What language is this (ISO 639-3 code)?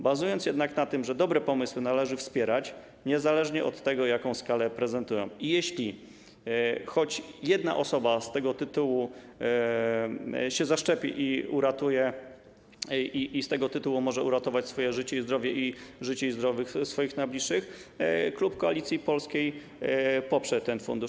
pol